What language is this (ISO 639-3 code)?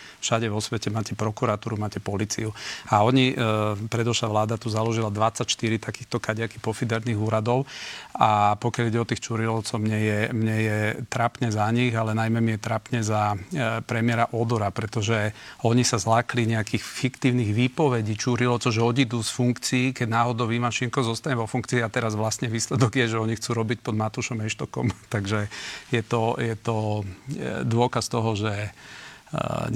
slk